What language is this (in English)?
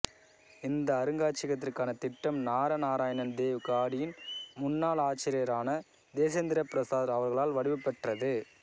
Tamil